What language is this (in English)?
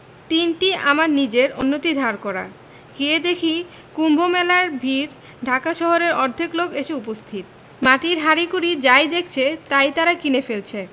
Bangla